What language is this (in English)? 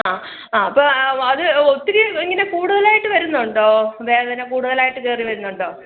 Malayalam